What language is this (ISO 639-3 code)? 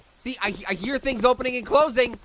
eng